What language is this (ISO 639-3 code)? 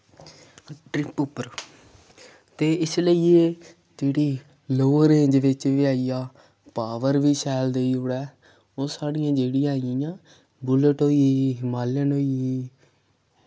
doi